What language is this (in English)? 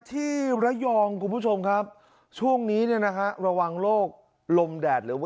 Thai